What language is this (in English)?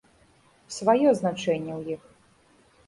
Belarusian